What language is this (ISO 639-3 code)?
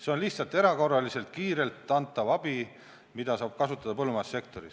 est